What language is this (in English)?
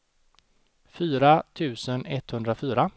Swedish